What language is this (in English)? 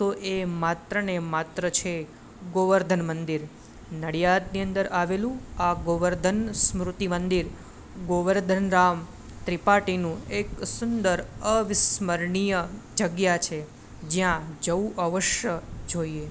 Gujarati